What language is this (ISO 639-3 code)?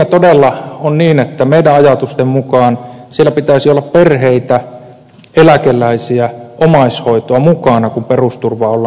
fin